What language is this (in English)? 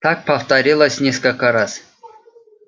Russian